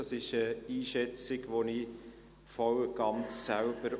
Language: Swiss German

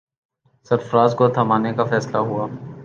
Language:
Urdu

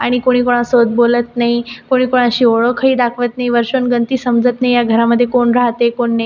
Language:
Marathi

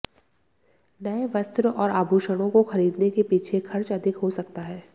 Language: Hindi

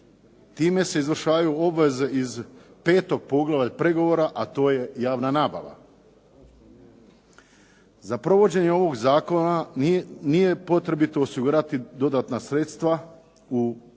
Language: Croatian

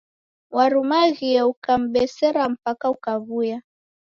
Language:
Taita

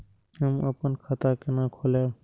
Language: Maithili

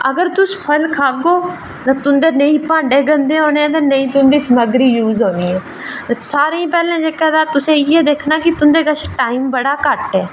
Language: Dogri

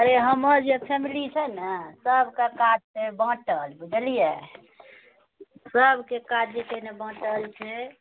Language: Maithili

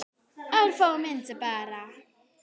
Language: Icelandic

